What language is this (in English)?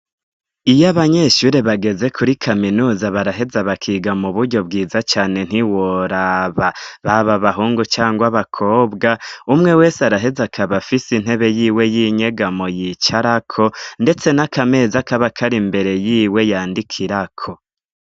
Rundi